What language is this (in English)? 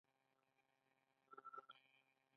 Pashto